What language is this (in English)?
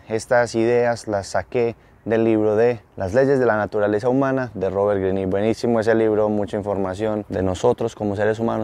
Spanish